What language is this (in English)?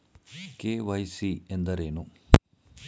Kannada